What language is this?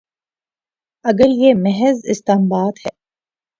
Urdu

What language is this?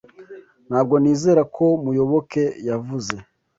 Kinyarwanda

